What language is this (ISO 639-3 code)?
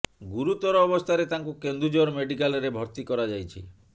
ori